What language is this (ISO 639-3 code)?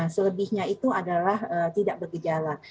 ind